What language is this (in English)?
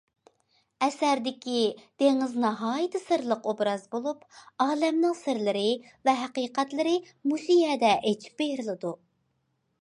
Uyghur